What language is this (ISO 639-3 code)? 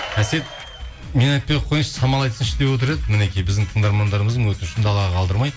kaz